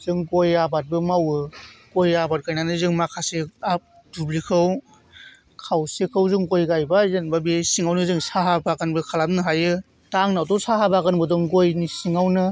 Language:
Bodo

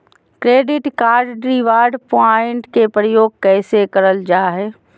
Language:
Magahi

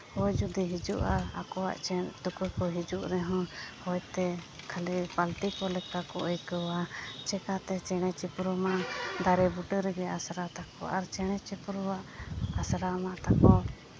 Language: Santali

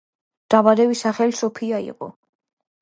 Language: Georgian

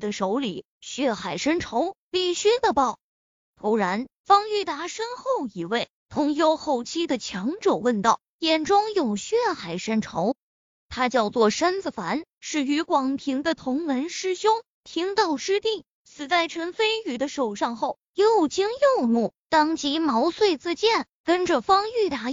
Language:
Chinese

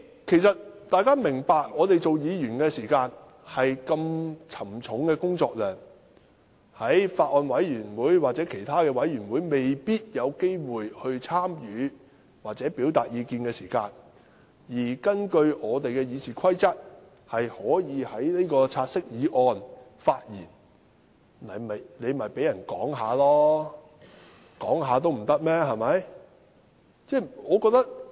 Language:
Cantonese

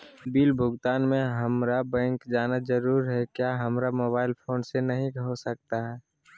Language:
Magahi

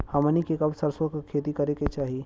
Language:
Bhojpuri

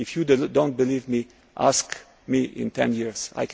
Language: English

